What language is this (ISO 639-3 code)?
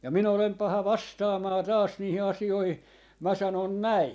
fin